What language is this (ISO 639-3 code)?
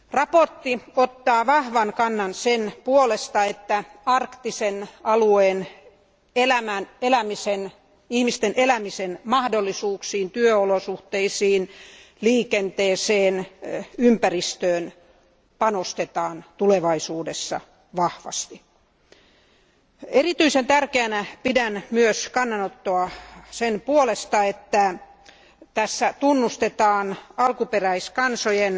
fin